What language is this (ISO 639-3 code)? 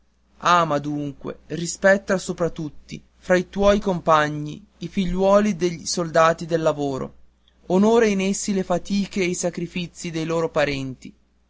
ita